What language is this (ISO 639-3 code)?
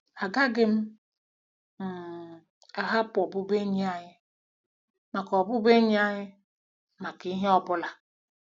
ibo